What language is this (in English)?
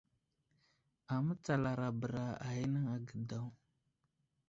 Wuzlam